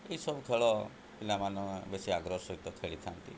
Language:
Odia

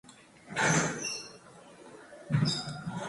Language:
Georgian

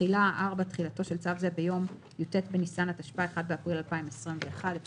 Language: Hebrew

